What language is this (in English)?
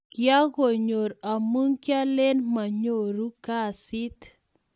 Kalenjin